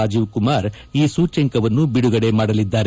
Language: Kannada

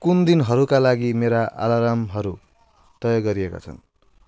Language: Nepali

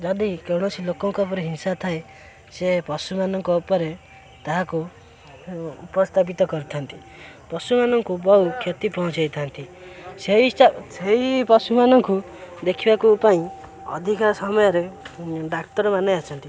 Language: Odia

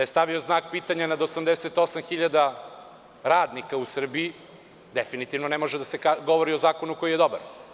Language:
Serbian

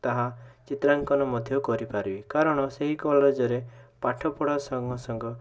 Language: Odia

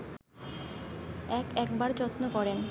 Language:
Bangla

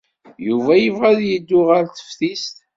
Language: Kabyle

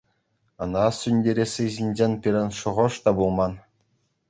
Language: Chuvash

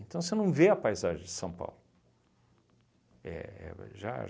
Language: Portuguese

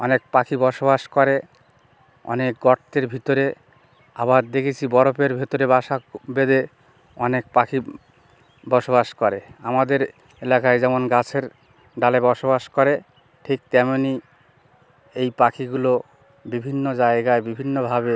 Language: Bangla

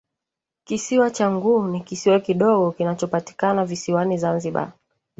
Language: Swahili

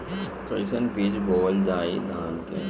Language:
Bhojpuri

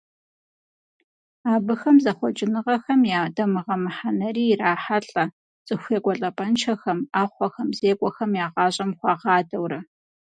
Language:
Kabardian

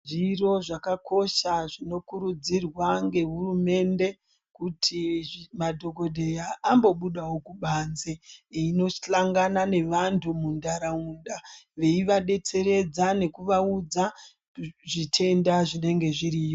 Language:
Ndau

